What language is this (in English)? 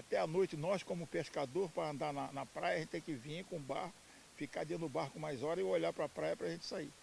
Portuguese